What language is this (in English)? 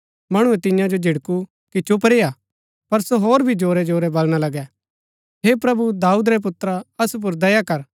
Gaddi